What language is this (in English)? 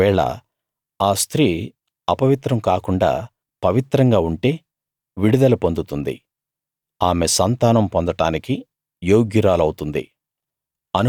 Telugu